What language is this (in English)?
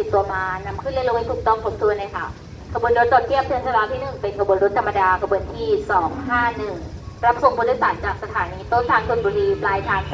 Thai